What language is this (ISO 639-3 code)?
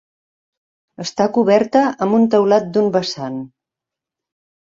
cat